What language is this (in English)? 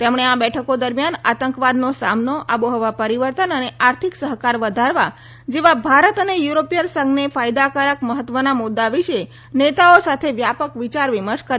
Gujarati